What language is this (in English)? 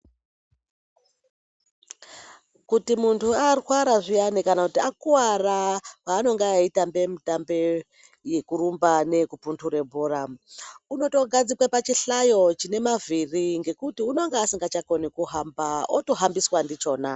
Ndau